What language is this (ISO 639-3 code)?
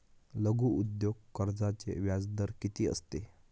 mar